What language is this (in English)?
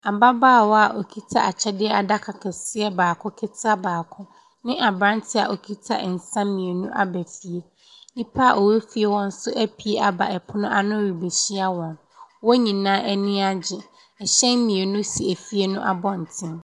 Akan